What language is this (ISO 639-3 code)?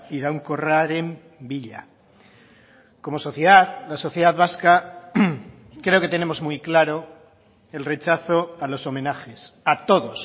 spa